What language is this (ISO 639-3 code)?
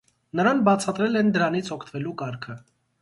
hye